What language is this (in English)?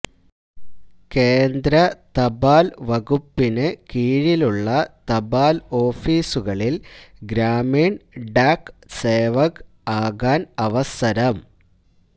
Malayalam